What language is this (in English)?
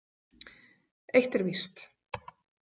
Icelandic